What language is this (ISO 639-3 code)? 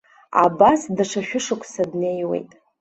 abk